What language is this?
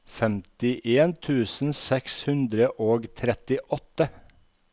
Norwegian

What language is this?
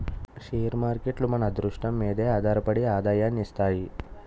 Telugu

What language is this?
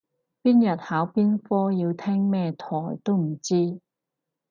Cantonese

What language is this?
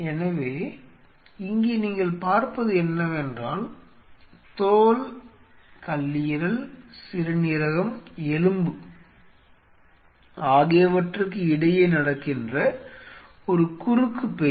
Tamil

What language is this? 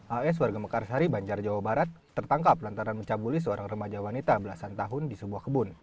Indonesian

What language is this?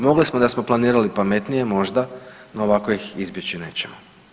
Croatian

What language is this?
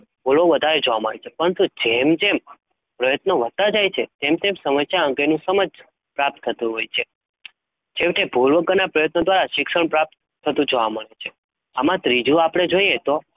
Gujarati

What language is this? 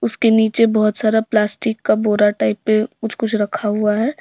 Hindi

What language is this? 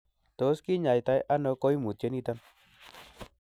Kalenjin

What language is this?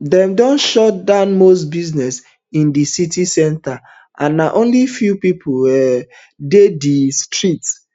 Nigerian Pidgin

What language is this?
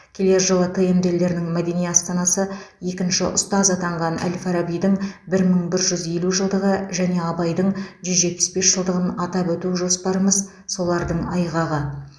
Kazakh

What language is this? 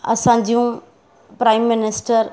Sindhi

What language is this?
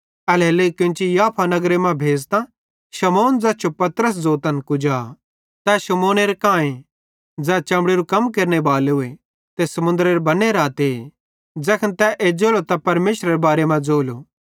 Bhadrawahi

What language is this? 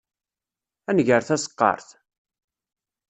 Kabyle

